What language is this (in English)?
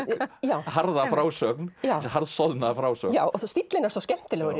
Icelandic